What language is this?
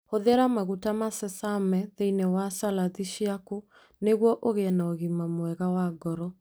Kikuyu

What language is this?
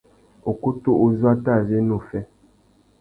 Tuki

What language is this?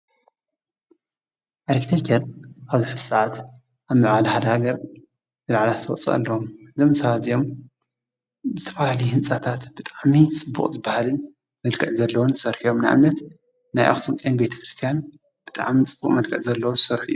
Tigrinya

